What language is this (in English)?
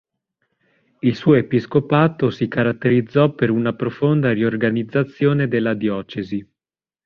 Italian